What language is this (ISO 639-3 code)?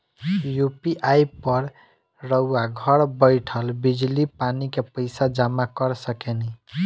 bho